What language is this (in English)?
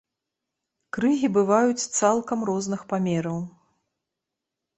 Belarusian